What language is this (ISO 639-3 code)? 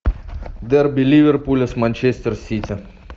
rus